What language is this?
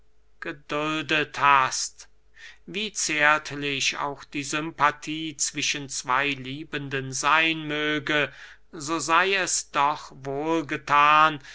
German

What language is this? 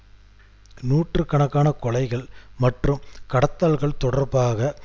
Tamil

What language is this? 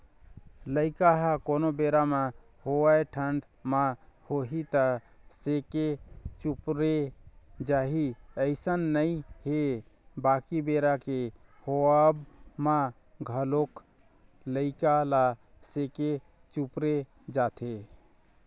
Chhattisgarhi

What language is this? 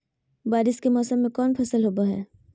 Magahi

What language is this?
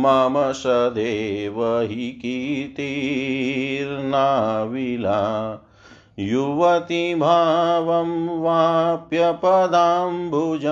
Hindi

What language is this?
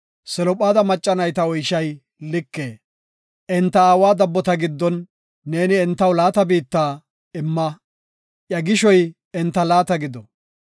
Gofa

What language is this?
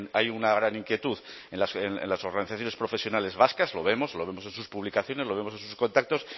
Spanish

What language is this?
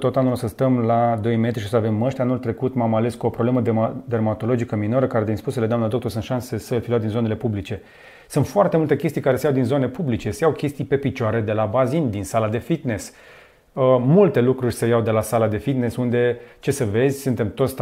Romanian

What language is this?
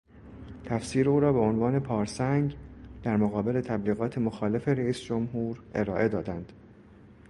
Persian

